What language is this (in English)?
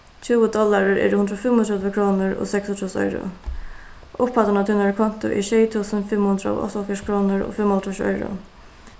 Faroese